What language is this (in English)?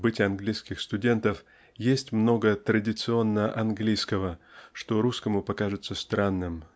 Russian